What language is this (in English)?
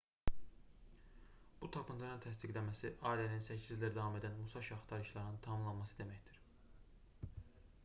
Azerbaijani